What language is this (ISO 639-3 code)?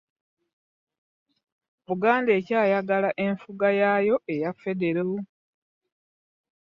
lug